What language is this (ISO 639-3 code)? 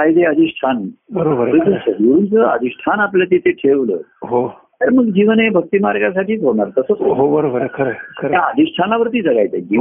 mar